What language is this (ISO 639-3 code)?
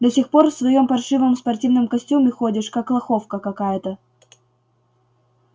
rus